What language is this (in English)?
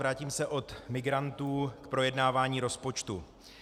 Czech